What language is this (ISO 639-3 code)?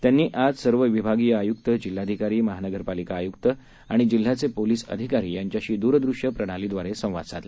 mar